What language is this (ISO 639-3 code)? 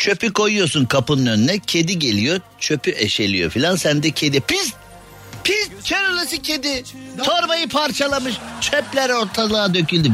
tur